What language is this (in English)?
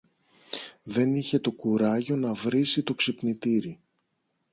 Greek